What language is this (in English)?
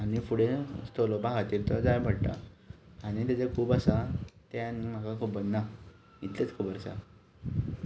Konkani